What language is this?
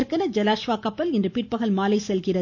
Tamil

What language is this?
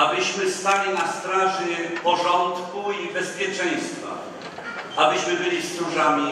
Polish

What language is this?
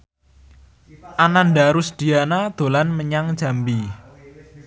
Javanese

